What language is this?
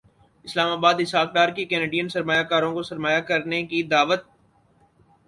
Urdu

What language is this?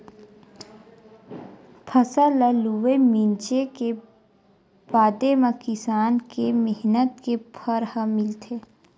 Chhattisgarhi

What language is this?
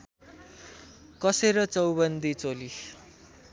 Nepali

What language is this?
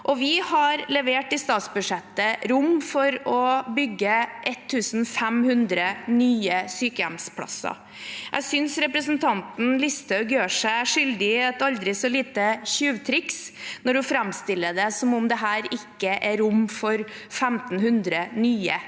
Norwegian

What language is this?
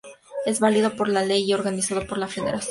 Spanish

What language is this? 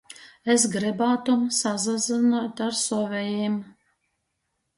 Latgalian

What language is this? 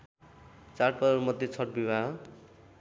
Nepali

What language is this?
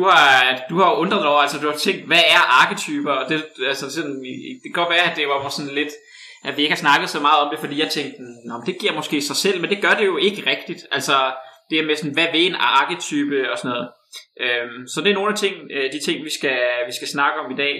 Danish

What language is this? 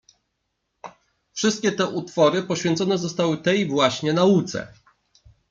Polish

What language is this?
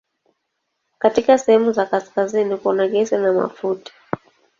Swahili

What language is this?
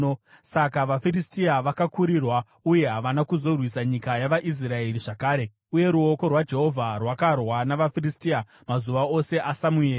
Shona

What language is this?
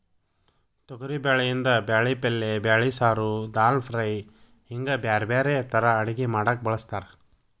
Kannada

